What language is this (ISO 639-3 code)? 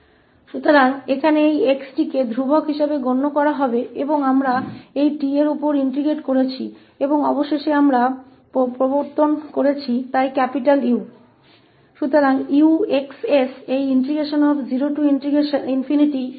hin